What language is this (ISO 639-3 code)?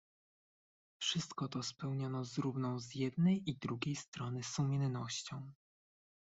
pol